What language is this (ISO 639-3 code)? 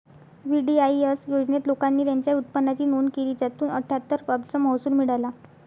mar